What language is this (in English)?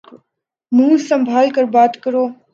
Urdu